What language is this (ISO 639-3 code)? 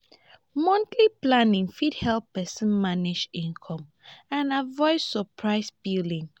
pcm